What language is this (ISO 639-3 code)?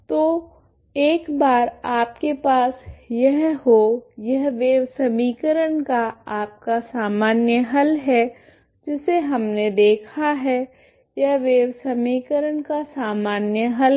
hin